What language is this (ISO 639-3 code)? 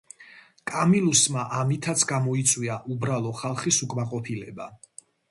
kat